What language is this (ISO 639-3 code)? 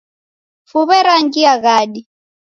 dav